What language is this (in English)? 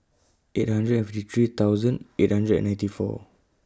English